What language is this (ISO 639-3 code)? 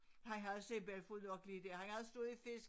dan